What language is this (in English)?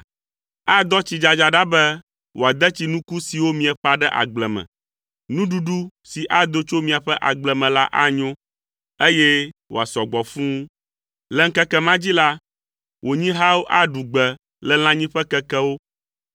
Ewe